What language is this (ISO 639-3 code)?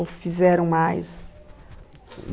por